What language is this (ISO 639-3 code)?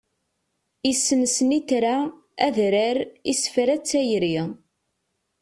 kab